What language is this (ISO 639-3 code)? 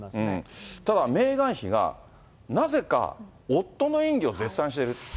jpn